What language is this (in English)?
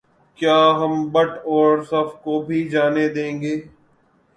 Urdu